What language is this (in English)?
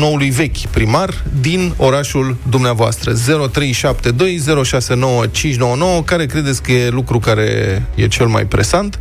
Romanian